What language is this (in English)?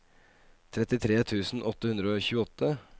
Norwegian